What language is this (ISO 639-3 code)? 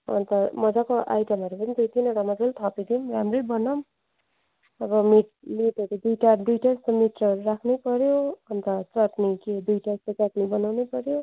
nep